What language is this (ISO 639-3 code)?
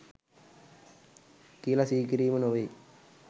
sin